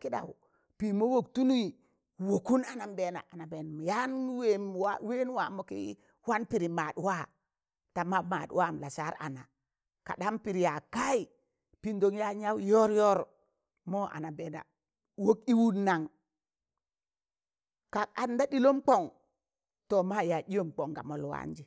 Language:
Tangale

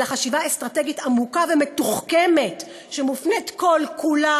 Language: Hebrew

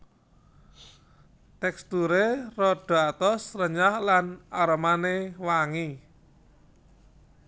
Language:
Javanese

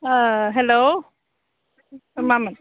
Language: Bodo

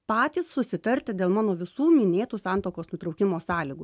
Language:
Lithuanian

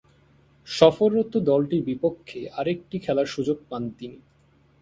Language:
Bangla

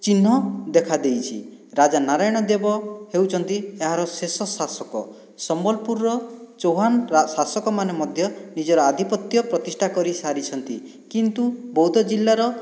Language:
Odia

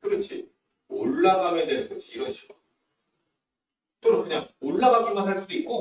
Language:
Korean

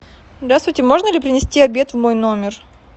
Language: Russian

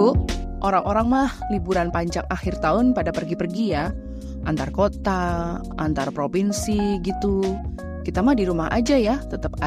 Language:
Indonesian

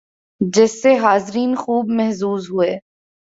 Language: Urdu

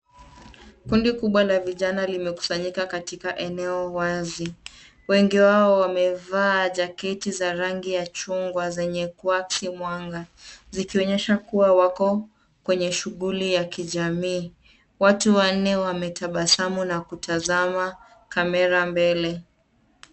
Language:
Swahili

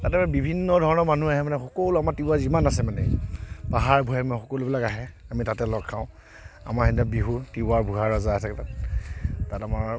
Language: Assamese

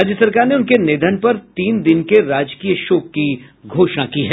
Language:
Hindi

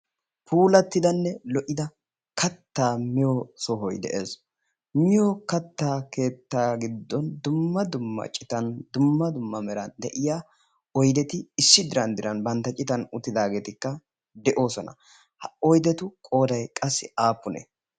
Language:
Wolaytta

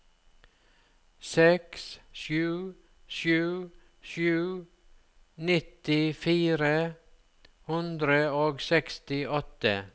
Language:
Norwegian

